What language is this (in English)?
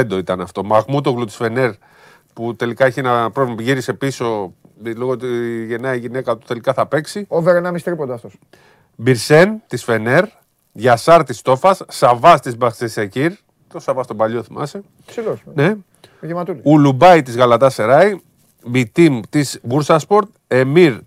Greek